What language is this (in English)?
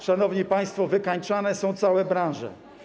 Polish